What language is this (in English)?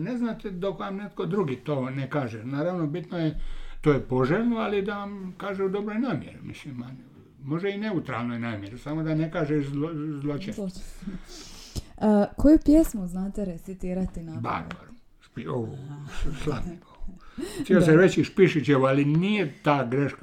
Croatian